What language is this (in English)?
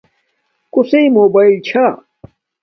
Domaaki